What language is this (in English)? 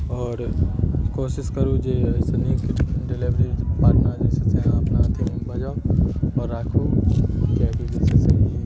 Maithili